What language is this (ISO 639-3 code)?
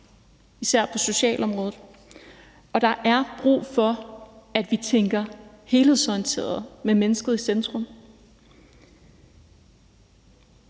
dan